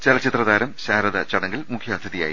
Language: Malayalam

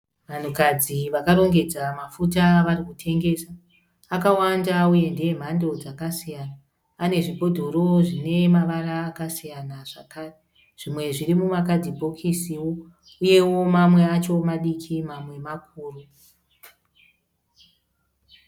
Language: Shona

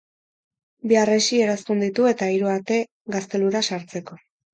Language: Basque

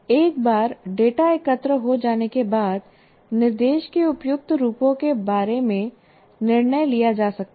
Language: Hindi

